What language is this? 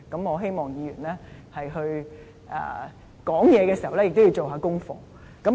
Cantonese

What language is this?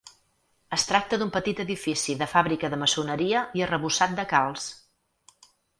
Catalan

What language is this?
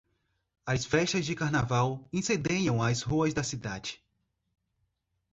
Portuguese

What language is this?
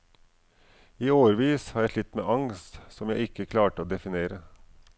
Norwegian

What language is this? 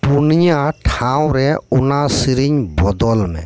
Santali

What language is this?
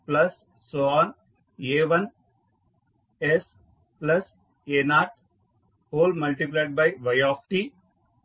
Telugu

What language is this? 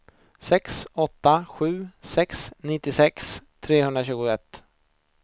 Swedish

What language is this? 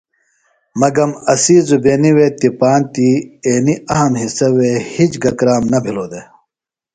Phalura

